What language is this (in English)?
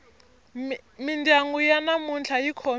Tsonga